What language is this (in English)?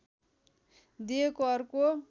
Nepali